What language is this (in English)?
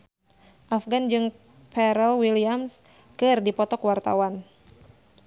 Sundanese